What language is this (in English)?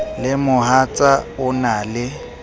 Southern Sotho